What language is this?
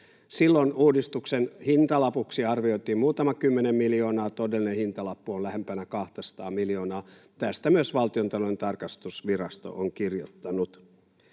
Finnish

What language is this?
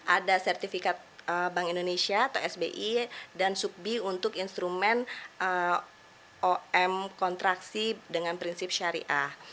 Indonesian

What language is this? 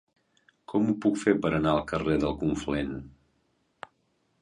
Catalan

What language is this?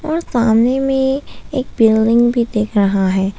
Hindi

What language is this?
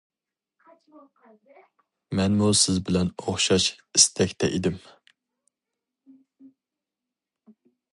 Uyghur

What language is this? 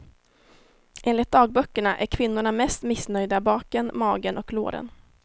Swedish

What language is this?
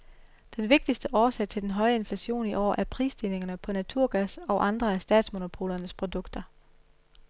Danish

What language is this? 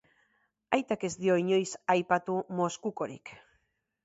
Basque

